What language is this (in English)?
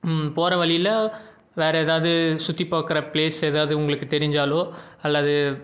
Tamil